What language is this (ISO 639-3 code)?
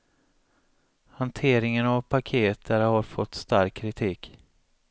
swe